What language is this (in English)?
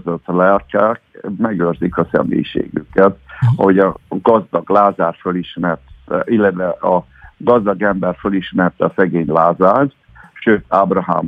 Hungarian